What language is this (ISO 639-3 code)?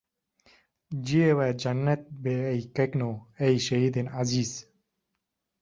kur